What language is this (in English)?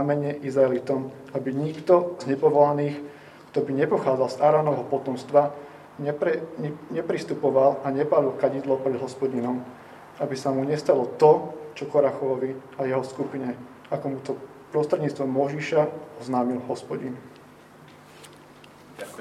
Slovak